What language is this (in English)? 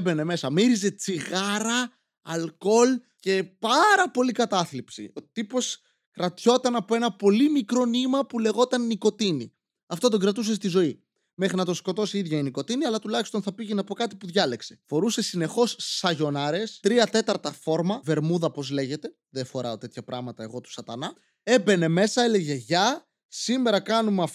Greek